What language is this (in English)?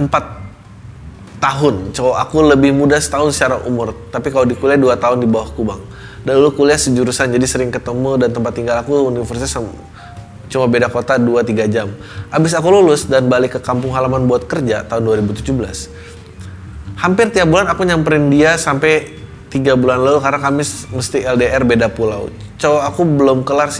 Indonesian